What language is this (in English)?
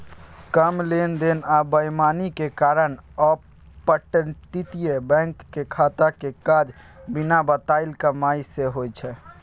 Maithili